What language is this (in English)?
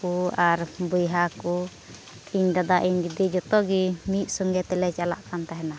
Santali